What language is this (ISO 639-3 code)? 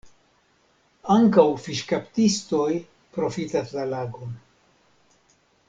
epo